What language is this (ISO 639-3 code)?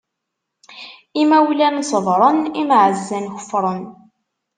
kab